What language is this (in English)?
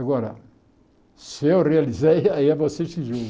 Portuguese